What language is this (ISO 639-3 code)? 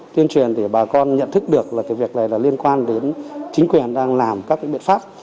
vie